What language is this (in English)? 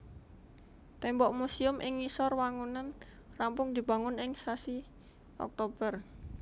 Javanese